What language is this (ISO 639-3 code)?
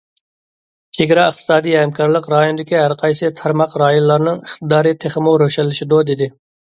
uig